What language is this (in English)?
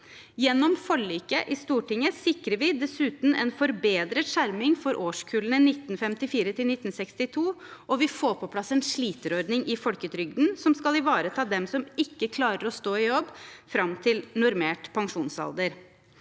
Norwegian